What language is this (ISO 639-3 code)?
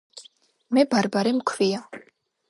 kat